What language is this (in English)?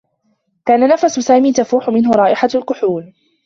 Arabic